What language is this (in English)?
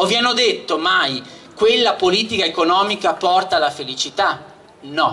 Italian